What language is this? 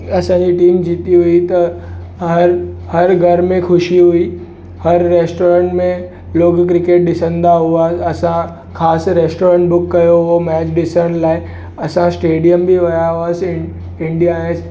Sindhi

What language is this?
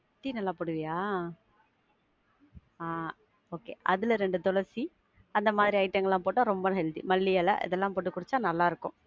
Tamil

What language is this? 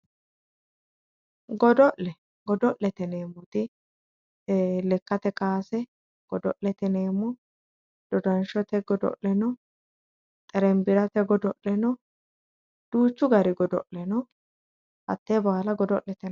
Sidamo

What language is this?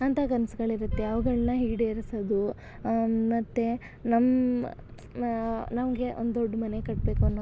Kannada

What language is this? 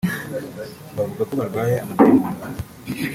Kinyarwanda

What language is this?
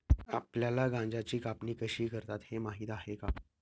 Marathi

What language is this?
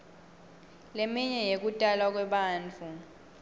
Swati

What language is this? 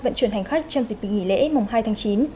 Vietnamese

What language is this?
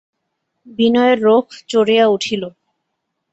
Bangla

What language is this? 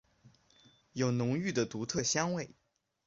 Chinese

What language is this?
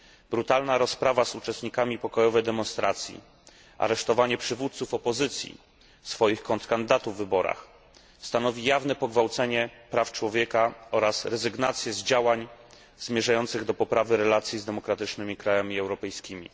Polish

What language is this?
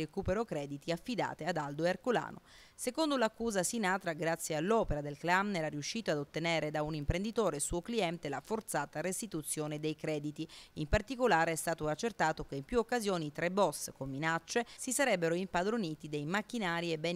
Italian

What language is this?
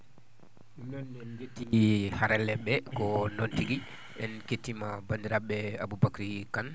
Fula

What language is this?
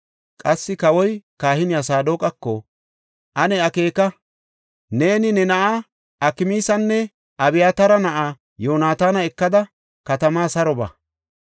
Gofa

